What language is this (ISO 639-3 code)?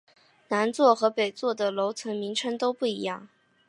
zho